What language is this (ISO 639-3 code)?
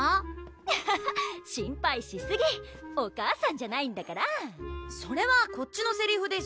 jpn